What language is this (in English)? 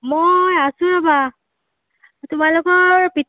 Assamese